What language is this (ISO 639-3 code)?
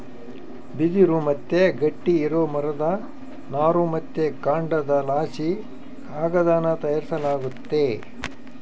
kan